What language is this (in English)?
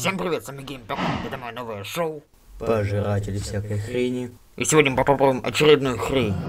Russian